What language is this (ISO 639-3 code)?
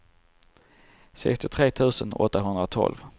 swe